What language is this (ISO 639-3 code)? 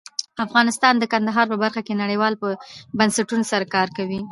pus